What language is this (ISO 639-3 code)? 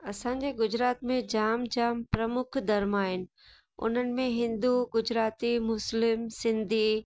snd